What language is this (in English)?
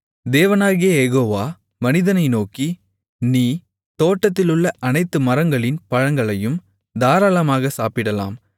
Tamil